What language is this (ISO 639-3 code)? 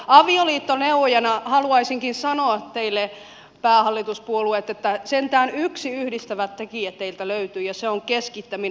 fin